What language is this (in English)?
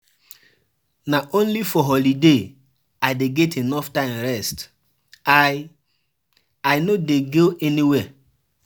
Nigerian Pidgin